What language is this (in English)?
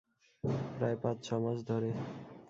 Bangla